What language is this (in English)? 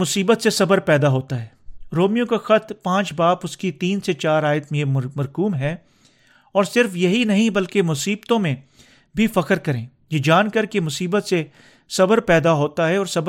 Urdu